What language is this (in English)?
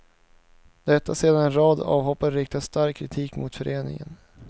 Swedish